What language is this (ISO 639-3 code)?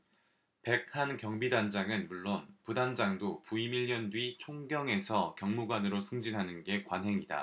kor